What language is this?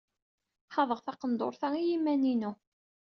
Kabyle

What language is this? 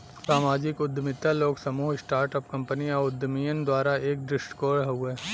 Bhojpuri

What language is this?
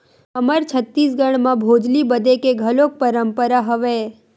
Chhattisgarhi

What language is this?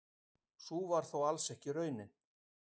Icelandic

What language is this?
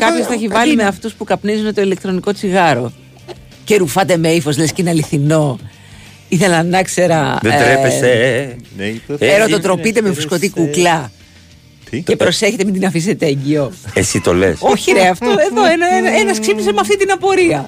Greek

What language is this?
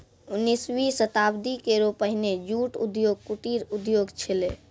Maithili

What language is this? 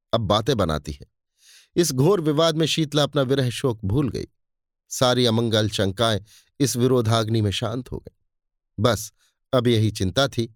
Hindi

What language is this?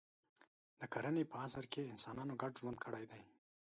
Pashto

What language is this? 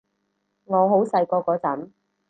Cantonese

